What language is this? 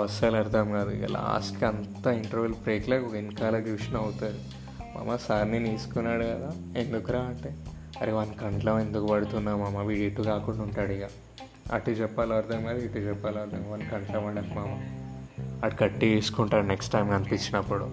Telugu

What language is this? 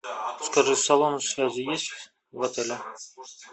Russian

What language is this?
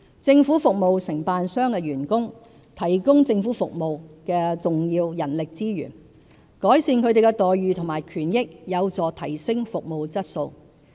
Cantonese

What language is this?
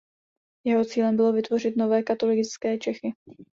Czech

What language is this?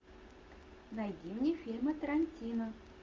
Russian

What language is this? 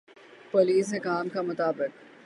Urdu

